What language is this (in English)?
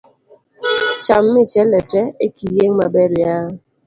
Luo (Kenya and Tanzania)